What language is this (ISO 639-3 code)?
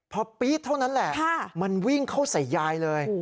tha